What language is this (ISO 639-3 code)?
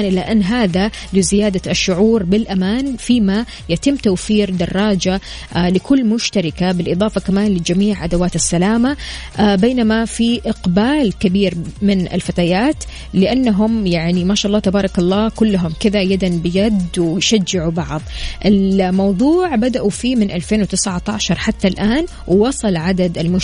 ara